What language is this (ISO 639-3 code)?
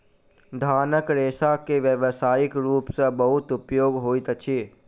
mai